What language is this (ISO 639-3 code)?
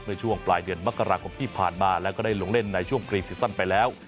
tha